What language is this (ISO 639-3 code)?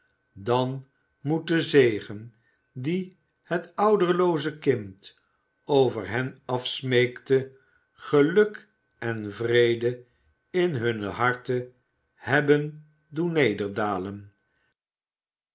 nld